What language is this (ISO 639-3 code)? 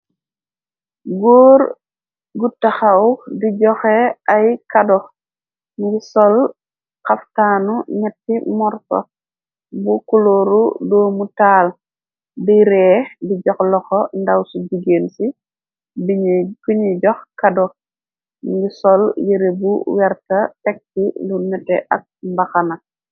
wol